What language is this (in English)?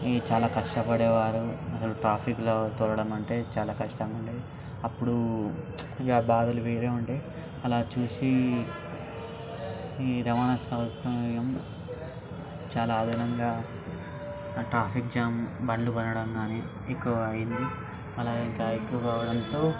Telugu